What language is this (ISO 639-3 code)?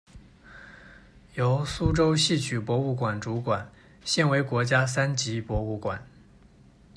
zho